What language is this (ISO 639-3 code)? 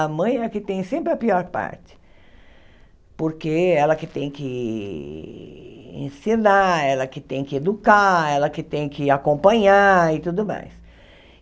por